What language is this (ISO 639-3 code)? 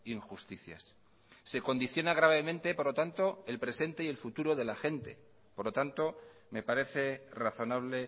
spa